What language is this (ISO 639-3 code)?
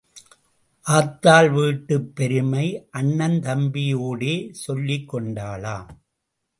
tam